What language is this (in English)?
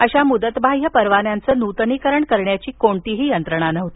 Marathi